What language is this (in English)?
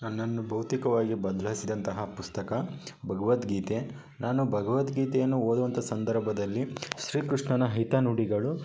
Kannada